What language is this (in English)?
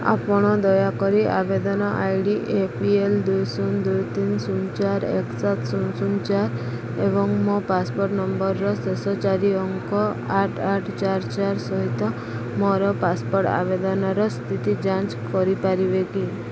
Odia